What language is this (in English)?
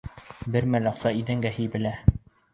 Bashkir